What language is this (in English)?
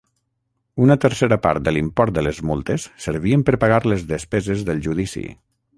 Catalan